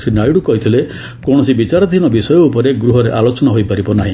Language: Odia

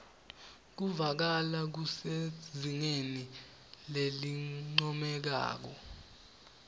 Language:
Swati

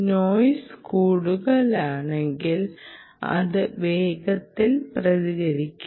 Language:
Malayalam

